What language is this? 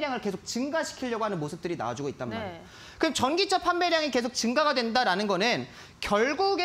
Korean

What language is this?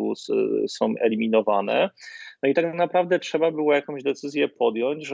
Polish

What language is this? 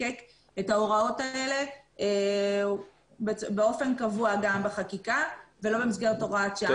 Hebrew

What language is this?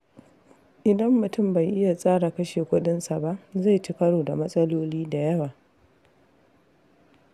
Hausa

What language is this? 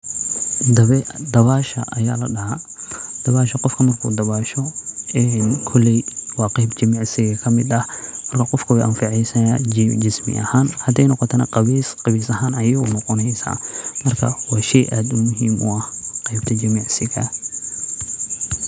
Somali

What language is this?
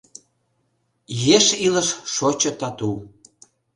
Mari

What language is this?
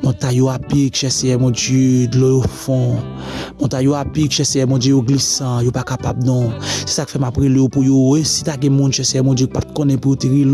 French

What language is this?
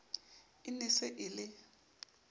Southern Sotho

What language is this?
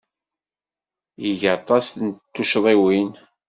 Kabyle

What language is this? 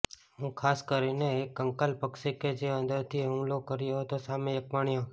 Gujarati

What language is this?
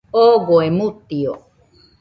Nüpode Huitoto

